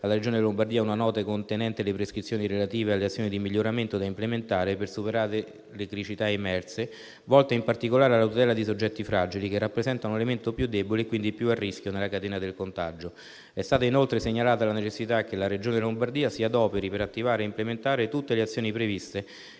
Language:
Italian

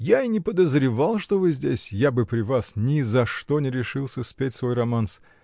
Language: Russian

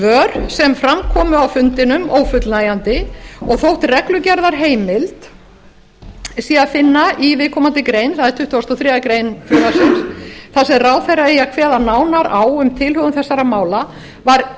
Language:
Icelandic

